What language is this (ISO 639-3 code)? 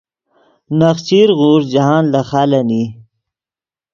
ydg